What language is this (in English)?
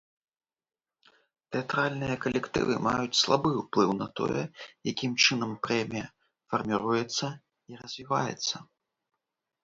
Belarusian